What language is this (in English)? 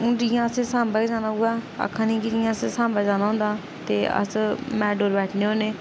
Dogri